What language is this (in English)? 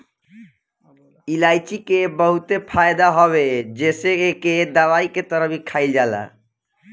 Bhojpuri